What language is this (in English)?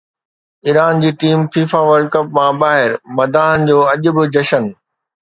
Sindhi